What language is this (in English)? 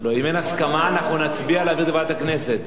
Hebrew